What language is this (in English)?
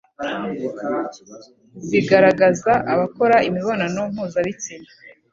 Kinyarwanda